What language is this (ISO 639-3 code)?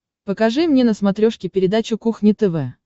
rus